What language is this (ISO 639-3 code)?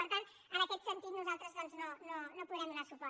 cat